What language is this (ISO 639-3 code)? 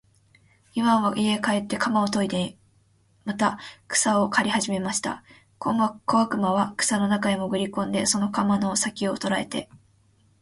jpn